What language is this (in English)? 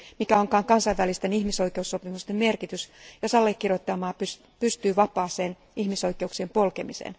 Finnish